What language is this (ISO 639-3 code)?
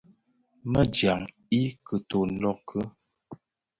ksf